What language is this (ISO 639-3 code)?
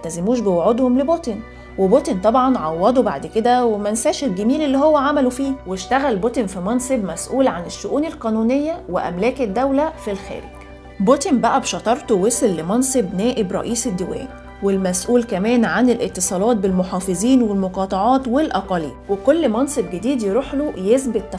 ara